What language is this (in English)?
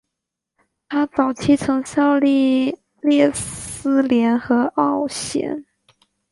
Chinese